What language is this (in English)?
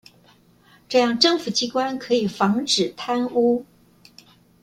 Chinese